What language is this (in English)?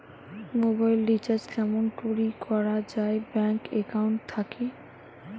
Bangla